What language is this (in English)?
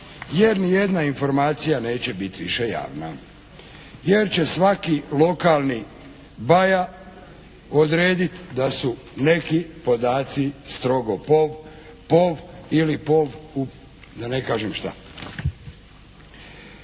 Croatian